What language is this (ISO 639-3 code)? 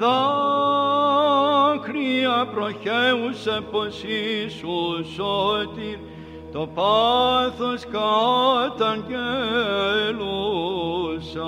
ell